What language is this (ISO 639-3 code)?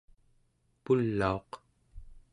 esu